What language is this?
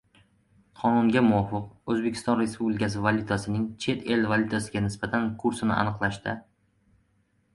Uzbek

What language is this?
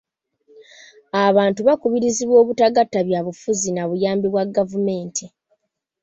Ganda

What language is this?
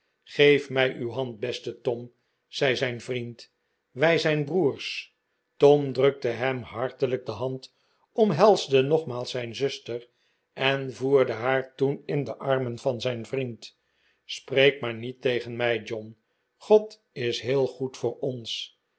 Dutch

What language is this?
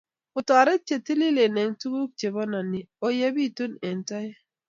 Kalenjin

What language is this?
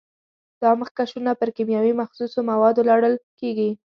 Pashto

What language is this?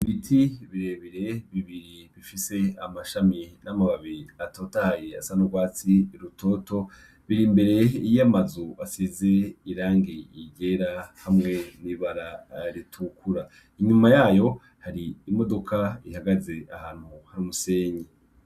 Rundi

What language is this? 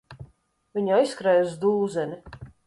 Latvian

